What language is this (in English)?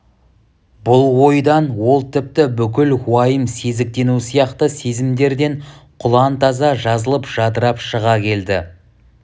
Kazakh